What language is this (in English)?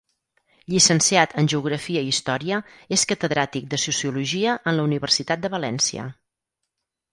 Catalan